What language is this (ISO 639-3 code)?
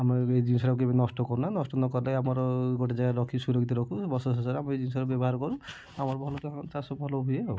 ori